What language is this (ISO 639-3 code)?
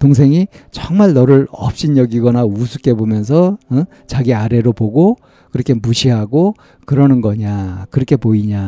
kor